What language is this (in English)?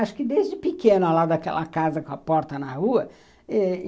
Portuguese